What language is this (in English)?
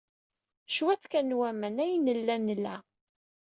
Kabyle